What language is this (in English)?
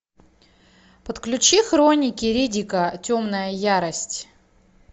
Russian